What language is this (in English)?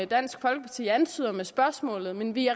Danish